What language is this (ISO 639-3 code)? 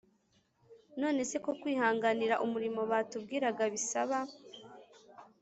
kin